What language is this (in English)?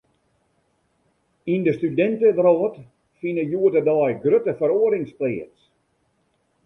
Western Frisian